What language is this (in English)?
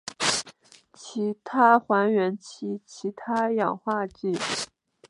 Chinese